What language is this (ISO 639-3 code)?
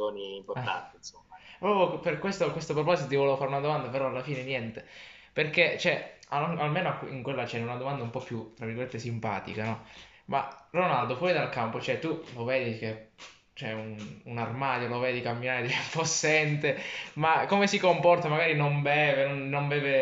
ita